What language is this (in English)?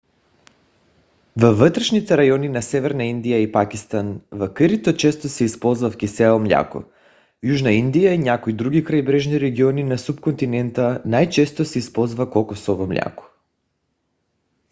Bulgarian